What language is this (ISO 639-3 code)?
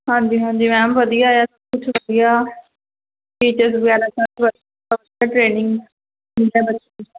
pan